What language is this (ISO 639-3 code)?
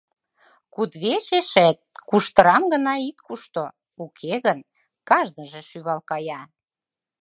chm